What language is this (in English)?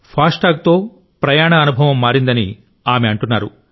Telugu